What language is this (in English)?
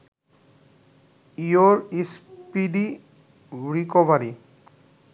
Bangla